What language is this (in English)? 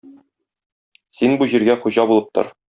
Tatar